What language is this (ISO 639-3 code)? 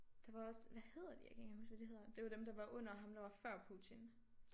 dan